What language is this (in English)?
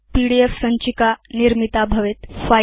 Sanskrit